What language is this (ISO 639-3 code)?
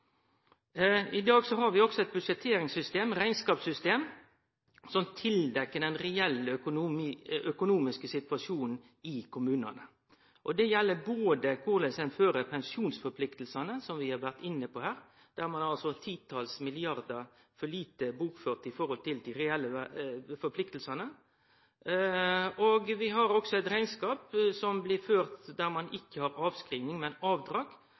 nno